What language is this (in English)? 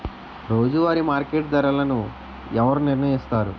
Telugu